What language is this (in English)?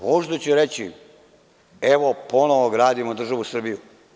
Serbian